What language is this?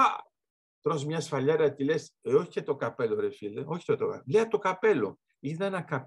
Greek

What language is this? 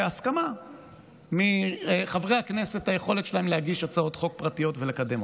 Hebrew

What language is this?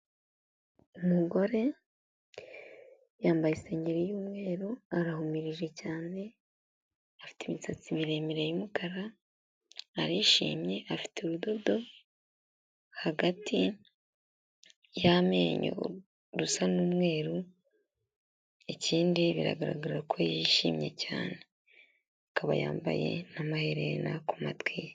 Kinyarwanda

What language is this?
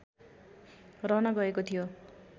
Nepali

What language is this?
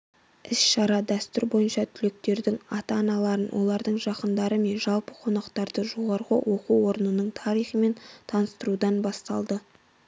Kazakh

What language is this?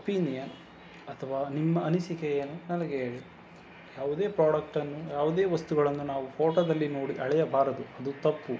Kannada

